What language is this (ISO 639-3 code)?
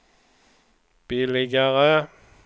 swe